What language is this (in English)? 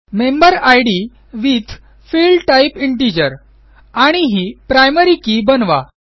Marathi